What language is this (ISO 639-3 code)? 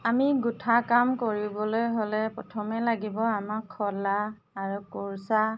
asm